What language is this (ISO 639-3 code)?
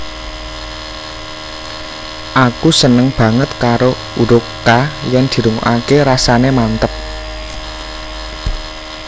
jav